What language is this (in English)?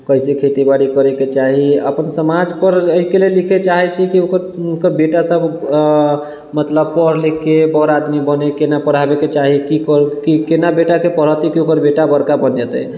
Maithili